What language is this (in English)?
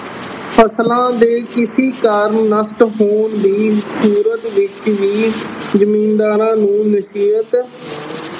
Punjabi